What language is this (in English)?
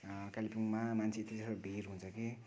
Nepali